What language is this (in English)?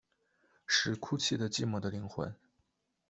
Chinese